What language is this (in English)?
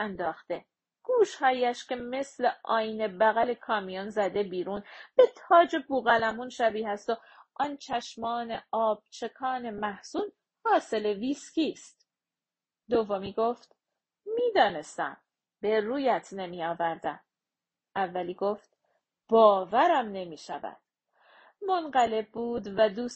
Persian